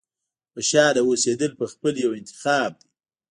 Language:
Pashto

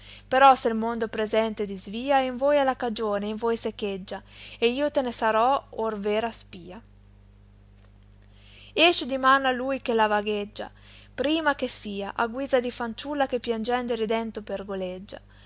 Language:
Italian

